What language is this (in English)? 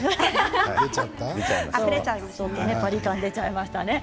Japanese